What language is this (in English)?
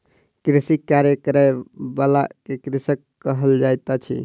Maithili